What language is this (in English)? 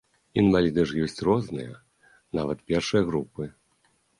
Belarusian